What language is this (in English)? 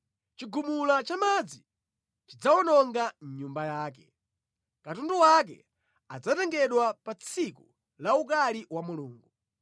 Nyanja